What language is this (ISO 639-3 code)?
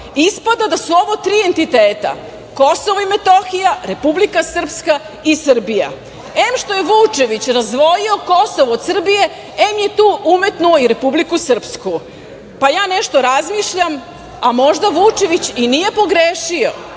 srp